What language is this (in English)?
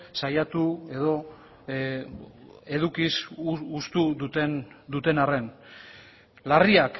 Basque